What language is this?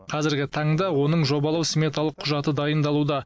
Kazakh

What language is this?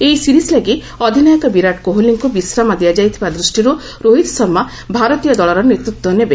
Odia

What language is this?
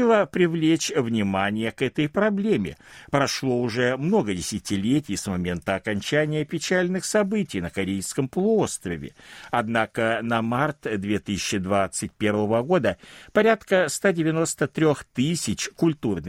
Russian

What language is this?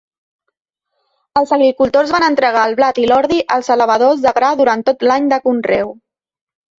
Catalan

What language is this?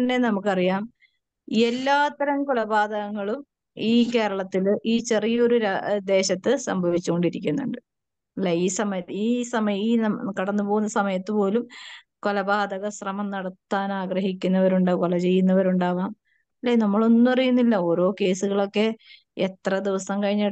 Malayalam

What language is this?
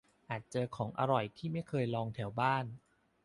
Thai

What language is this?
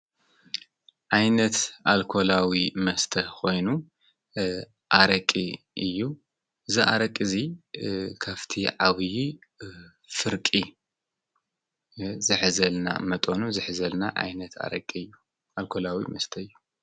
Tigrinya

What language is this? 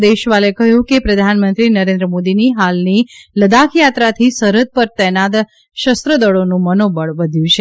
Gujarati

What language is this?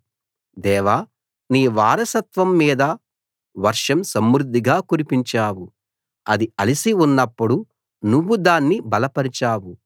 Telugu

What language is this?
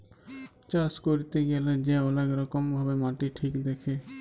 Bangla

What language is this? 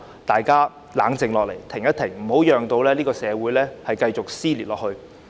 Cantonese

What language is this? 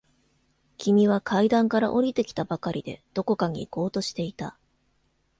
Japanese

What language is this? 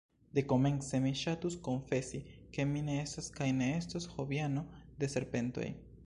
Esperanto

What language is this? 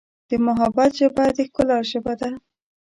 Pashto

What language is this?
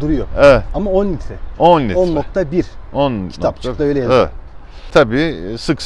Turkish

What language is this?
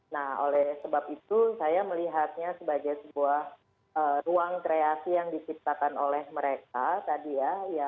Indonesian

